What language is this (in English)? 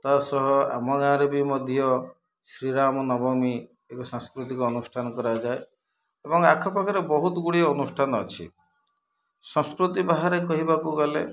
Odia